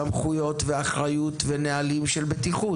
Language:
Hebrew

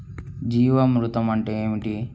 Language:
Telugu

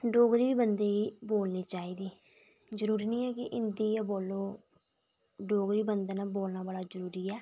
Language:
Dogri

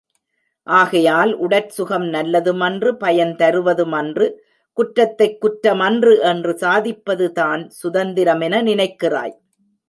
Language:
Tamil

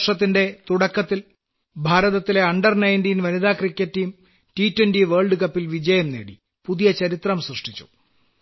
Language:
Malayalam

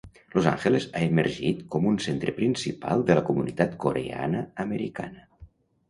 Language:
Catalan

